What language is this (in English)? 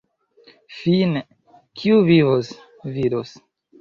Esperanto